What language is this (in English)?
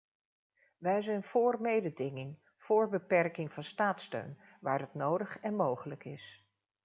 Dutch